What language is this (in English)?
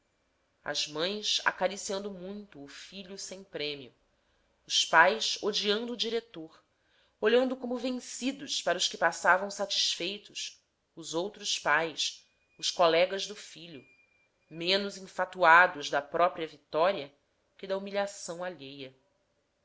Portuguese